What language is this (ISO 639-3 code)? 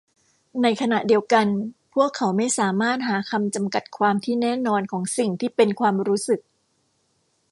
tha